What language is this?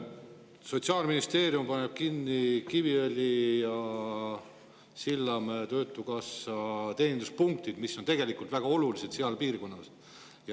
Estonian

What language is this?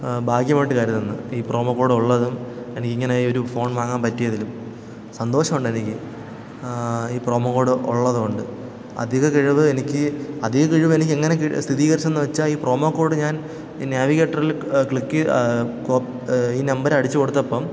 Malayalam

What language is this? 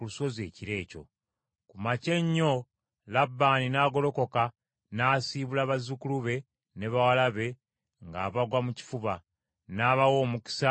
Ganda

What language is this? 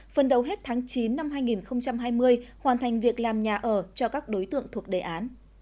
Vietnamese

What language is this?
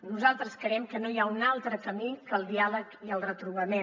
Catalan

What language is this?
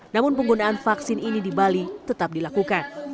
Indonesian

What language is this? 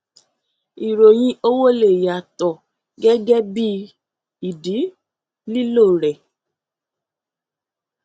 Yoruba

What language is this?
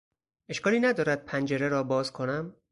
Persian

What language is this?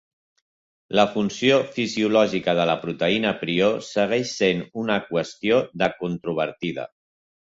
Catalan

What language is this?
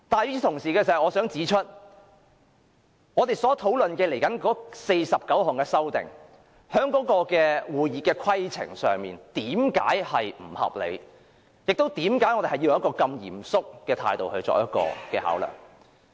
Cantonese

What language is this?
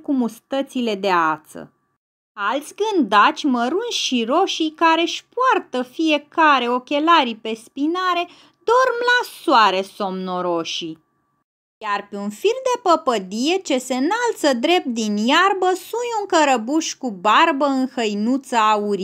Romanian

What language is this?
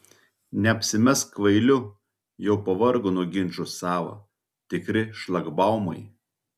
Lithuanian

